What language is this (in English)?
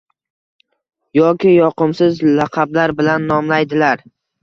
Uzbek